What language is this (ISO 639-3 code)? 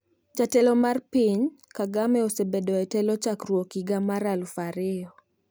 luo